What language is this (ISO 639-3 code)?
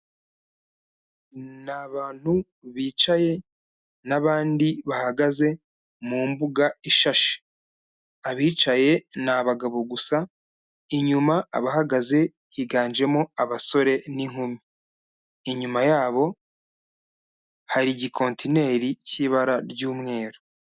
kin